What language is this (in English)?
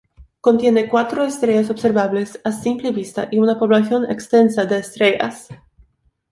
Spanish